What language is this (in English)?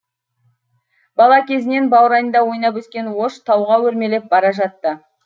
Kazakh